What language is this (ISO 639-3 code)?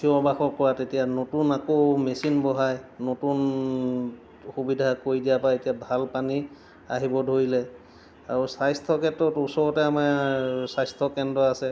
asm